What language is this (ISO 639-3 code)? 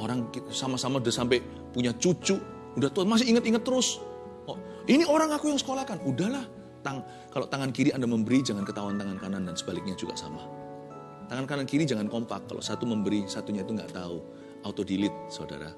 ind